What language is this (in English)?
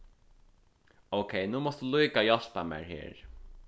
Faroese